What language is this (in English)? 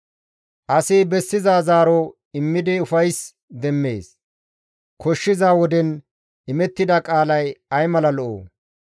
Gamo